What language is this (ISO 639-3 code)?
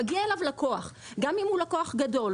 heb